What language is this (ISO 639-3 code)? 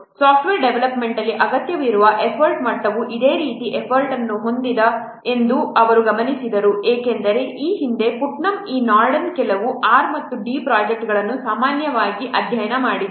kan